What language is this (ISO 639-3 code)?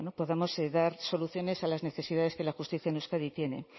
spa